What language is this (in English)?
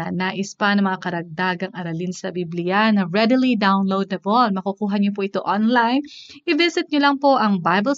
Filipino